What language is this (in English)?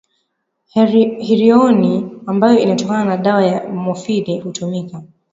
Swahili